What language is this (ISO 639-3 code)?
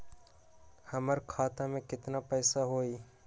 mag